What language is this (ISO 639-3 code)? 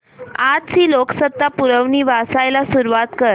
mar